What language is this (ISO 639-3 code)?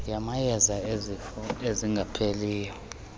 xho